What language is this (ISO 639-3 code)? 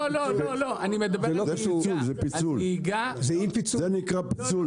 heb